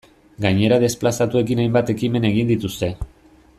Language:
Basque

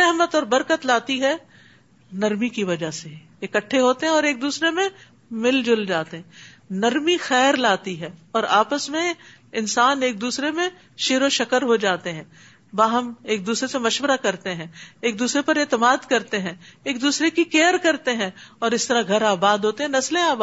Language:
Urdu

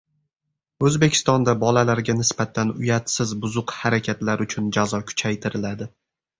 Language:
Uzbek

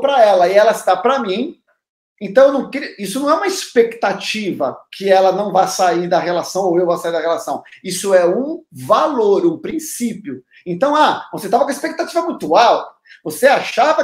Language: Portuguese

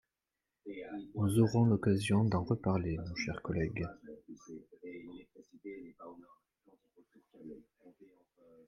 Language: French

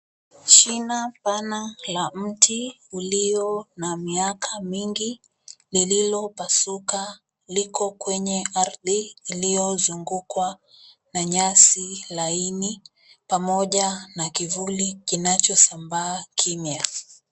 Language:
Swahili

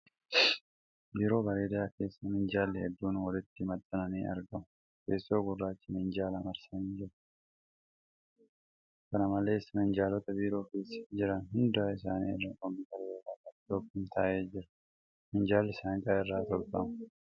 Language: Oromo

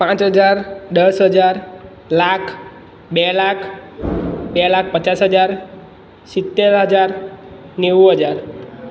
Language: Gujarati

